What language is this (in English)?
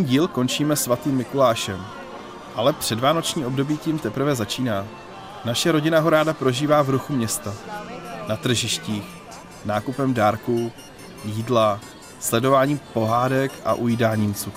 Czech